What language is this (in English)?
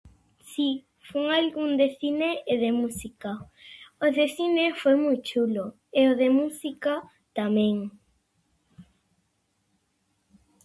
Galician